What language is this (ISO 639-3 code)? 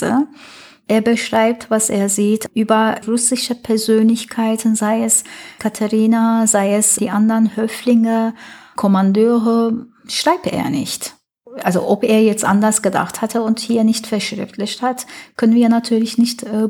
deu